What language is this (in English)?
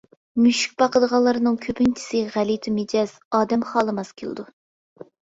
Uyghur